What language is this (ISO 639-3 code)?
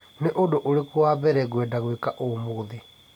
kik